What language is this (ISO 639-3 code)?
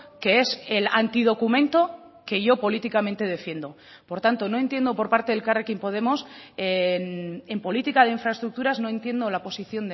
spa